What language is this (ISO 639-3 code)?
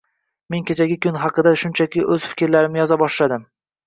uzb